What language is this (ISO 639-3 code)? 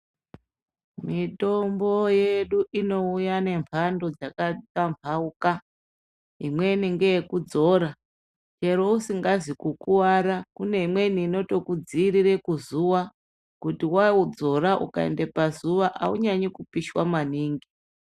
ndc